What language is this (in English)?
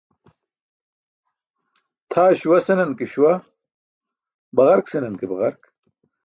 Burushaski